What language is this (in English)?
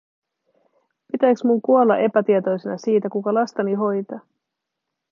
Finnish